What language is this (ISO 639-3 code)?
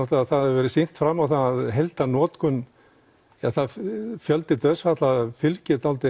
isl